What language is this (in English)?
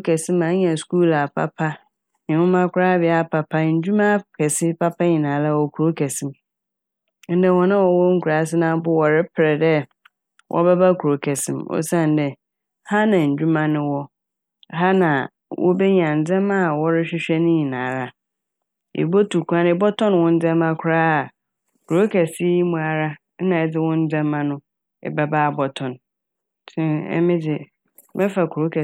Akan